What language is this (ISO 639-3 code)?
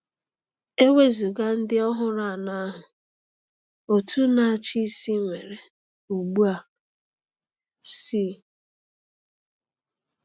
ibo